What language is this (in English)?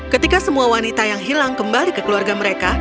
Indonesian